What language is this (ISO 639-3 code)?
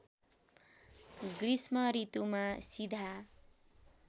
nep